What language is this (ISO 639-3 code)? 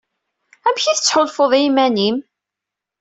kab